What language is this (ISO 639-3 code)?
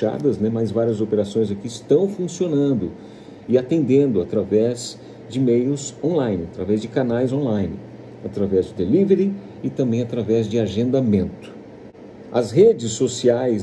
por